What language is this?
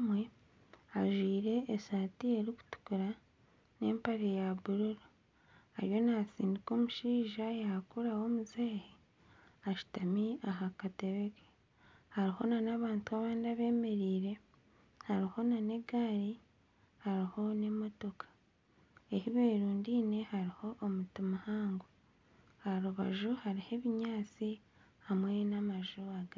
Nyankole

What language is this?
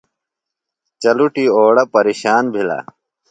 Phalura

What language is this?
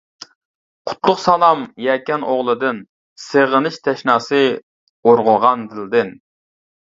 Uyghur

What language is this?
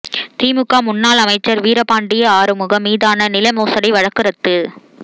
Tamil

